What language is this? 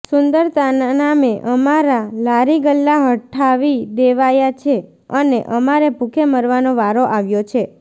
Gujarati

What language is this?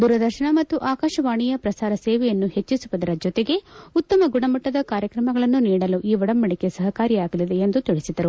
Kannada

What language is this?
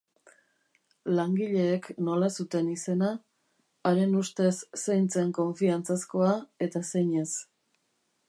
Basque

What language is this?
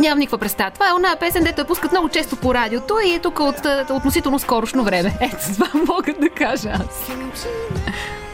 Bulgarian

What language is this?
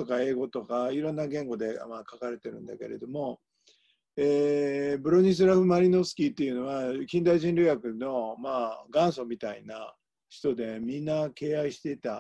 Japanese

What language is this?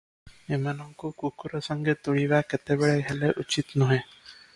Odia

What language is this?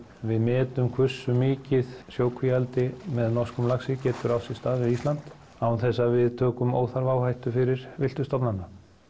Icelandic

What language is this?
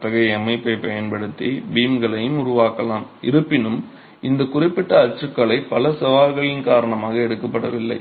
Tamil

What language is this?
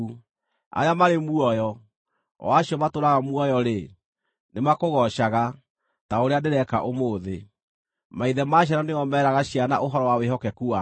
Kikuyu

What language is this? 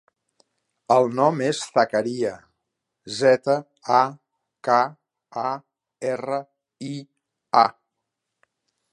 Catalan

